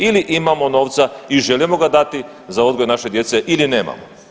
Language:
Croatian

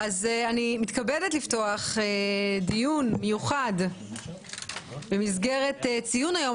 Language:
Hebrew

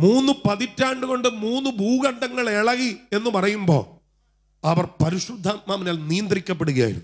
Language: Arabic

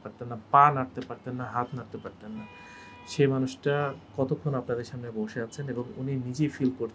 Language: Turkish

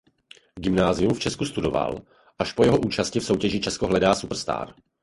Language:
Czech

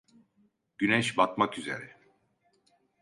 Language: Turkish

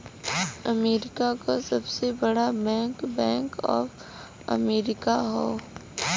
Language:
Bhojpuri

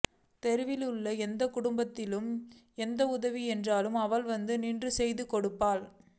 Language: Tamil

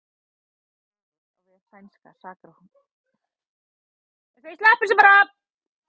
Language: Icelandic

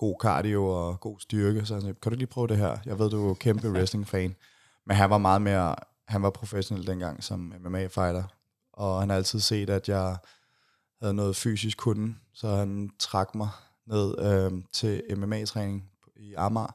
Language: Danish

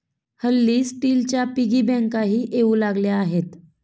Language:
Marathi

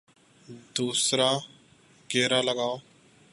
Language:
Urdu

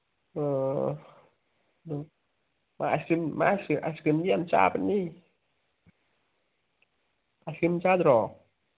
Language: Manipuri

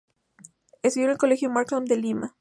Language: Spanish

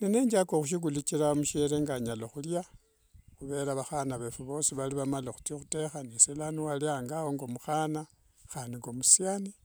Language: Wanga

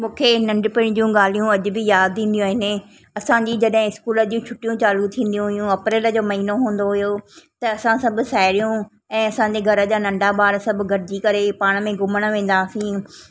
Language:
Sindhi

